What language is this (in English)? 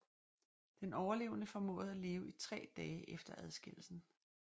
Danish